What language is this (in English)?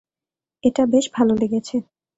Bangla